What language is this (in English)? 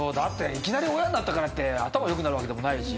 Japanese